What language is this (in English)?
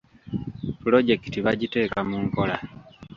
Ganda